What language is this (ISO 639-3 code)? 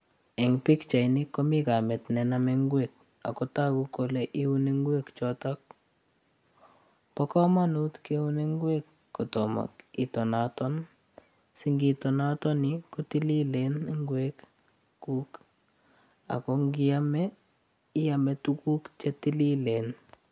kln